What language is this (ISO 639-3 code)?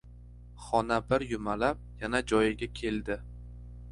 uzb